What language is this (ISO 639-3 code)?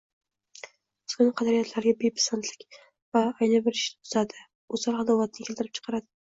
uzb